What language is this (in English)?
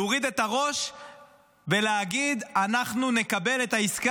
Hebrew